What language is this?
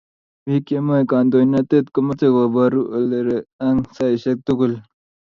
Kalenjin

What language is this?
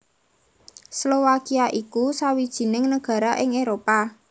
Javanese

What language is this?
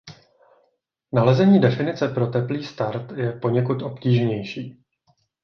Czech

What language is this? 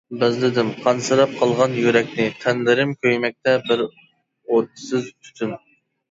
Uyghur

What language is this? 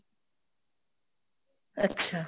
Punjabi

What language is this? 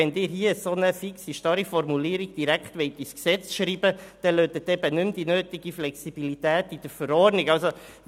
Swiss German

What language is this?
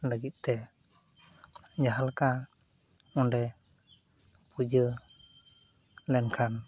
Santali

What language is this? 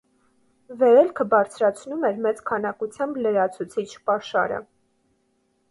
Armenian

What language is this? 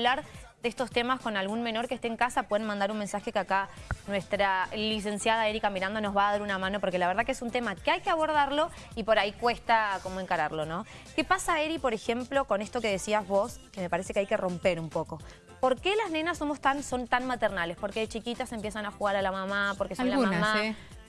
Spanish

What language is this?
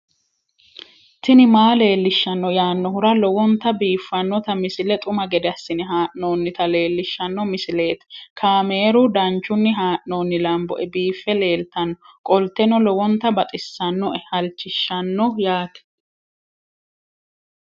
Sidamo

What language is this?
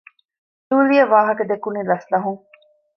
Divehi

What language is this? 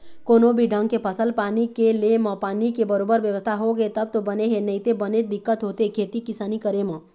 Chhattisgarhi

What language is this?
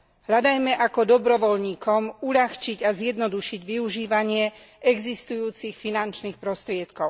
Slovak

